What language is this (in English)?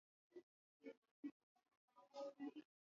Swahili